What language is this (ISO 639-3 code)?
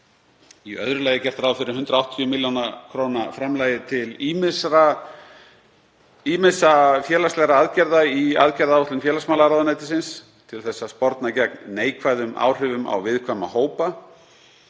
isl